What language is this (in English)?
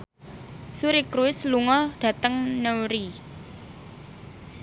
Javanese